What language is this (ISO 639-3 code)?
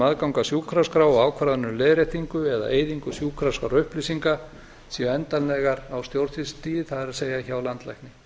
isl